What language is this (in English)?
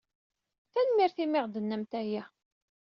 Kabyle